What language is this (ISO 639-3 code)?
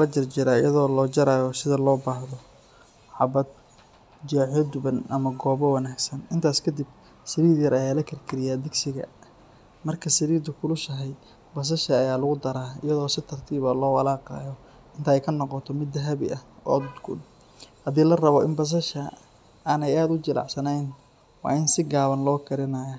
som